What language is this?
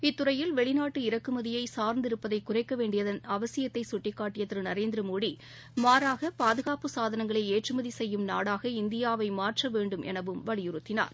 Tamil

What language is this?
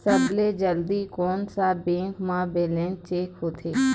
Chhattisgarhi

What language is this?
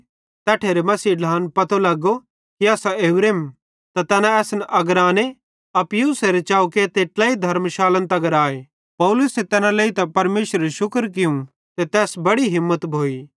Bhadrawahi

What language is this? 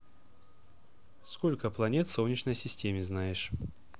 Russian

